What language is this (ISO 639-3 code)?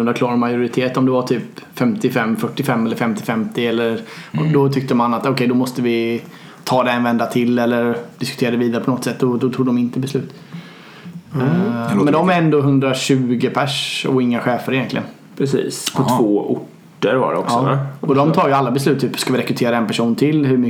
swe